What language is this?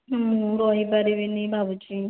Odia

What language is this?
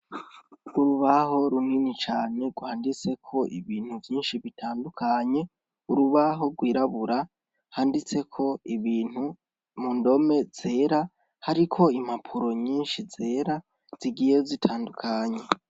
Rundi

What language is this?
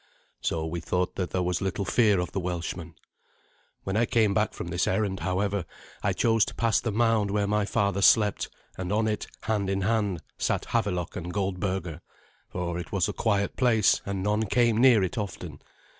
English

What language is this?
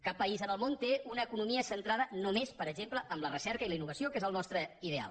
Catalan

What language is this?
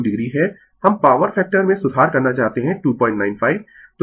Hindi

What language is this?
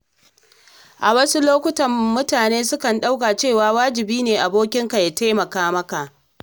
Hausa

